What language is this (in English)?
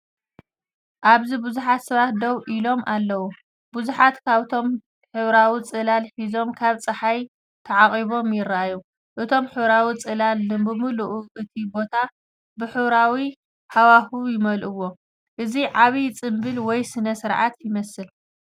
Tigrinya